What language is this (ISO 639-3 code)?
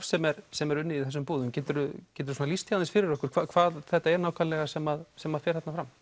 isl